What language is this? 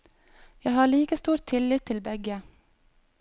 Norwegian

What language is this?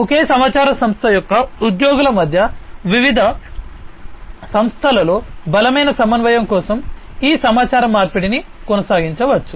Telugu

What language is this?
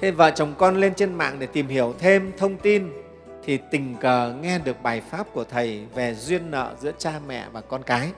Vietnamese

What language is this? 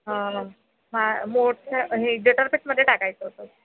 Marathi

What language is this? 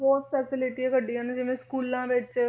Punjabi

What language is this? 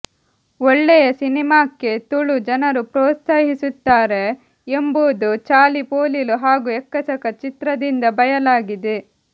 Kannada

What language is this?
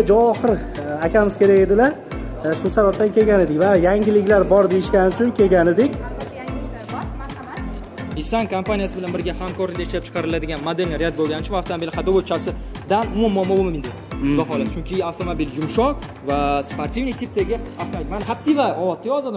Turkish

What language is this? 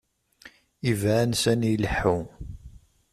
Kabyle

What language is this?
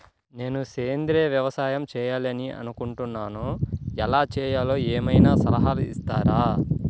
Telugu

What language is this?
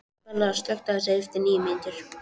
Icelandic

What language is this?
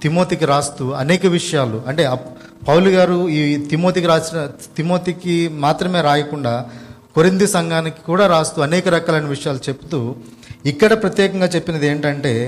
Telugu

